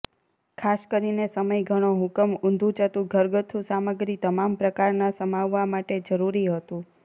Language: Gujarati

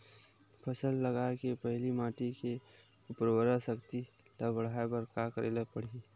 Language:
Chhattisgarhi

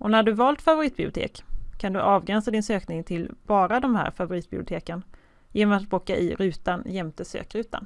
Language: Swedish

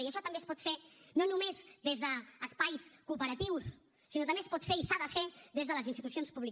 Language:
Catalan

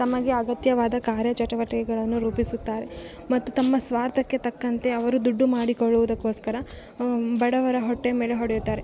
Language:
Kannada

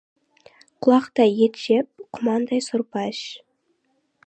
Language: Kazakh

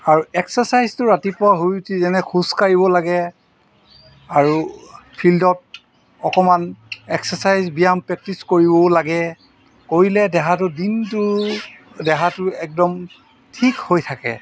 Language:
Assamese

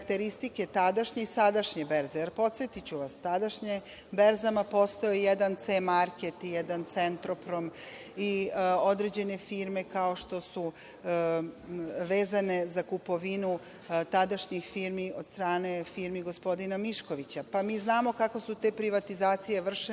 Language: Serbian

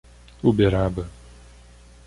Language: Portuguese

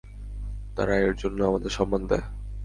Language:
Bangla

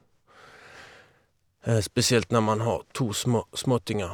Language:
Norwegian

